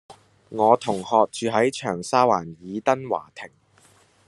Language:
Cantonese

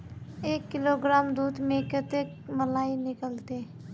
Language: Magahi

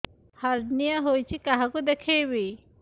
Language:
Odia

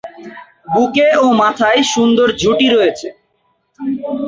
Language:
Bangla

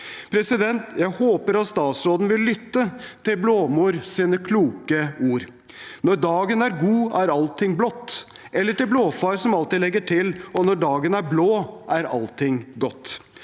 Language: Norwegian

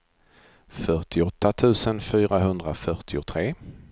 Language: Swedish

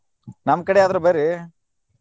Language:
Kannada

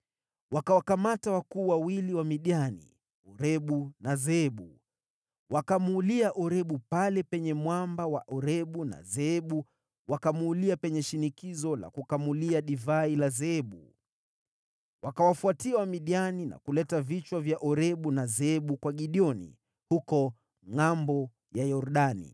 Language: Swahili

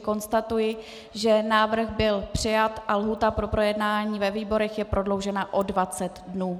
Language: Czech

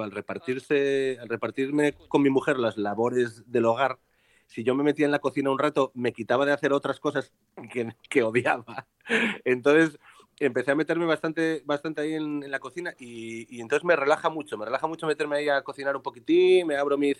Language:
Spanish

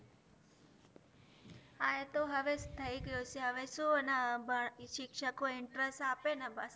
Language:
Gujarati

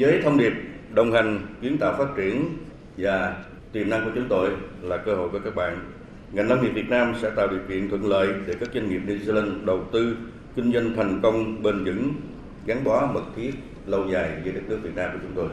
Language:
Vietnamese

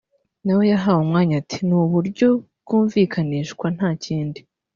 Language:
Kinyarwanda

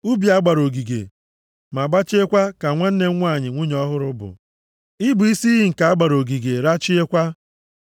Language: Igbo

